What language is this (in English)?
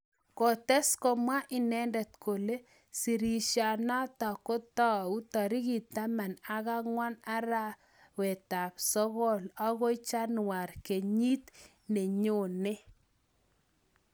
Kalenjin